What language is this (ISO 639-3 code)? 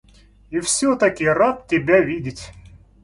rus